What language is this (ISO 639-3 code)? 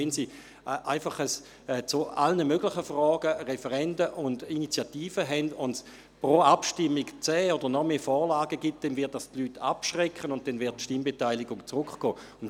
gsw